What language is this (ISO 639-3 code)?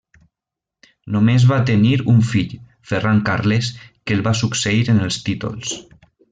cat